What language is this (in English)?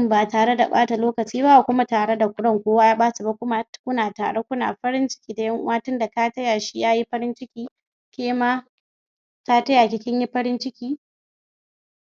Hausa